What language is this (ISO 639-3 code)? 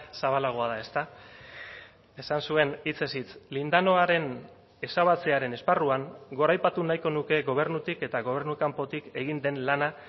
eus